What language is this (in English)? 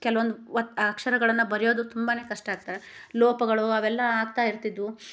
Kannada